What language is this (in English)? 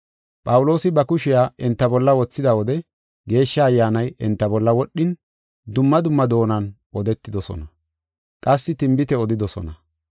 Gofa